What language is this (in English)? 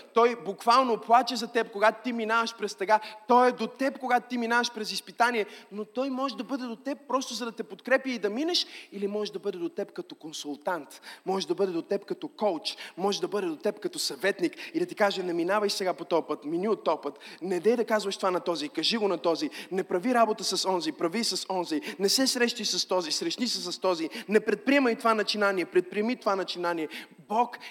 Bulgarian